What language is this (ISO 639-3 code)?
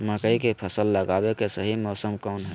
mag